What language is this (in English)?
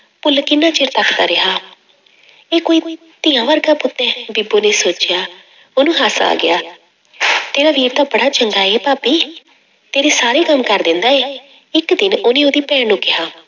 Punjabi